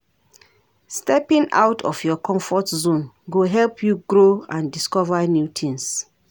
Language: Nigerian Pidgin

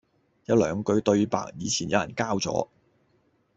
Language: Cantonese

